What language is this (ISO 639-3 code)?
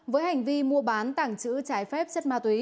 vie